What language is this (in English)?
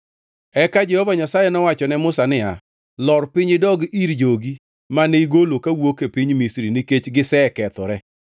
Luo (Kenya and Tanzania)